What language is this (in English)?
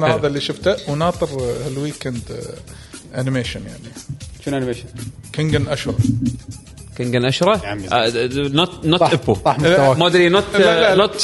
Arabic